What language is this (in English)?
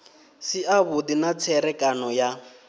Venda